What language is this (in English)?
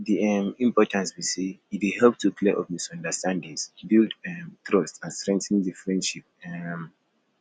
Nigerian Pidgin